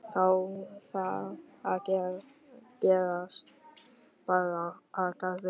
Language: Icelandic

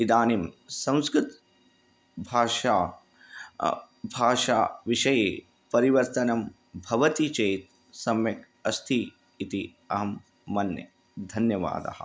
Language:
Sanskrit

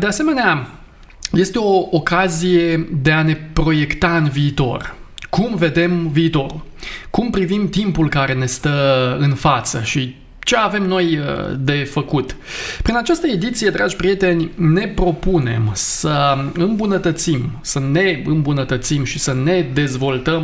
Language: Romanian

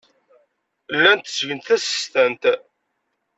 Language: Kabyle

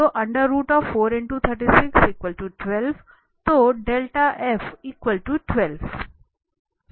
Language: Hindi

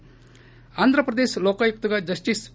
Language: Telugu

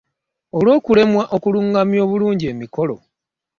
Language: Ganda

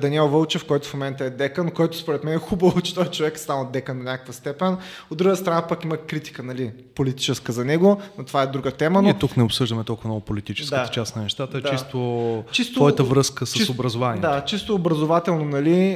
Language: Bulgarian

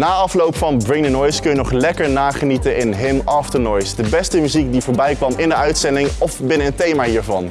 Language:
Dutch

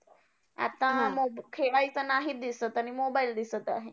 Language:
Marathi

